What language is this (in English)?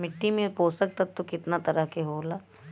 Bhojpuri